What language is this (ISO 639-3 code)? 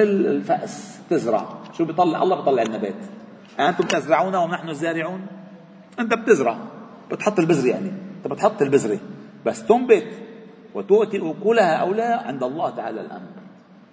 ara